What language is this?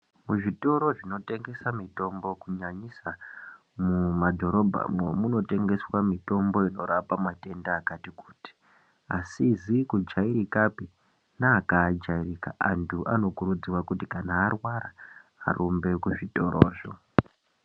Ndau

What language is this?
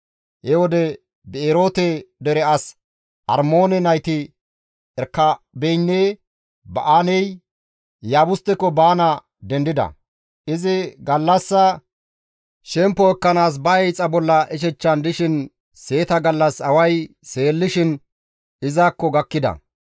Gamo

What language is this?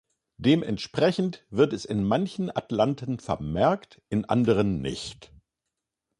German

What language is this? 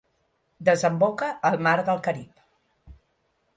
Catalan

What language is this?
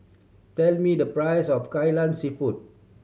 English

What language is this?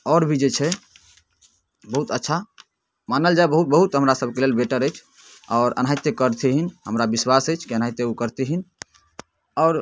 Maithili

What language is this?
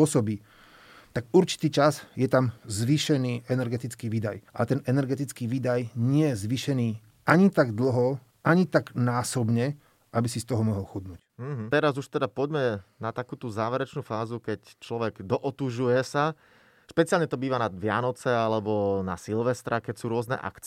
Slovak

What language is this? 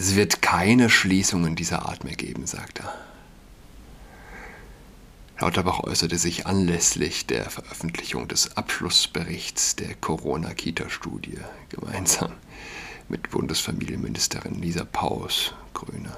German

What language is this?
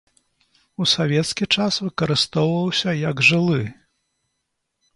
Belarusian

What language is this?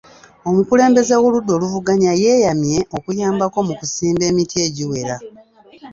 Ganda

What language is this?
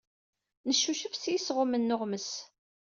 Kabyle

